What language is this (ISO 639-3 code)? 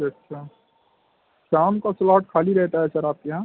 urd